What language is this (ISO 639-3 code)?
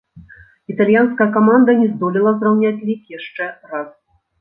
bel